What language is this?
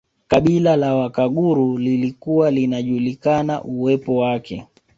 Swahili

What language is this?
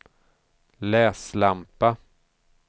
Swedish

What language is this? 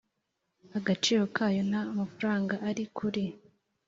Kinyarwanda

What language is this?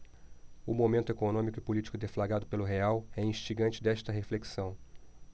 Portuguese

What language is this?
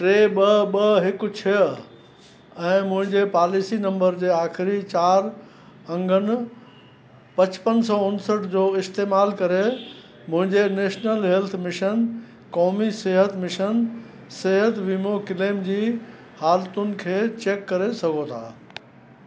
Sindhi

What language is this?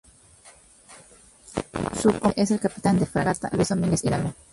Spanish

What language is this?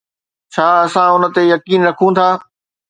Sindhi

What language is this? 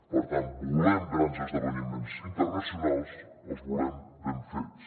Catalan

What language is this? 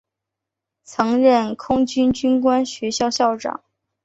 Chinese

